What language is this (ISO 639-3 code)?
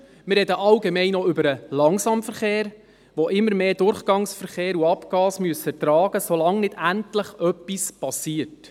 gsw